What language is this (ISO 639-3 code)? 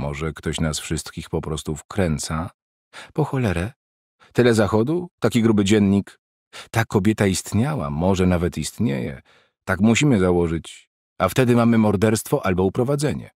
pol